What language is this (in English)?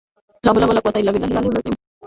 Bangla